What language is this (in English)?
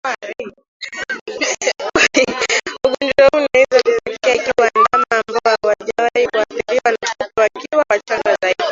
Swahili